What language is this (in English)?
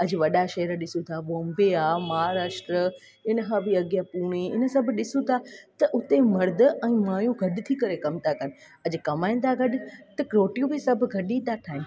Sindhi